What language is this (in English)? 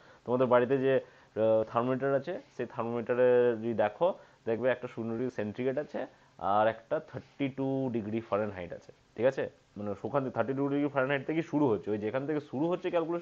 Hindi